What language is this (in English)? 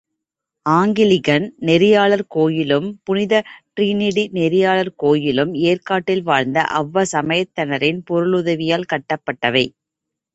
Tamil